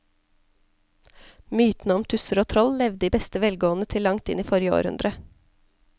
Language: Norwegian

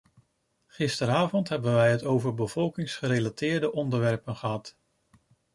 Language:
Dutch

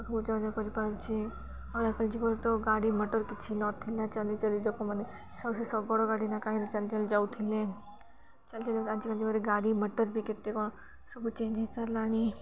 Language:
Odia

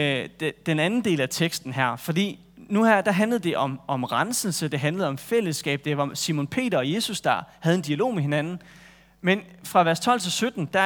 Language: Danish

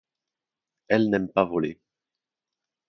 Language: French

